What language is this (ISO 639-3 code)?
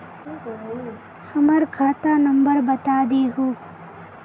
mag